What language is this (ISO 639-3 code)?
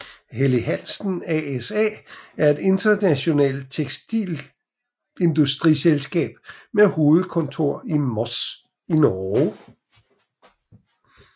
dan